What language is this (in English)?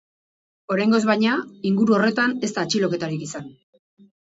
Basque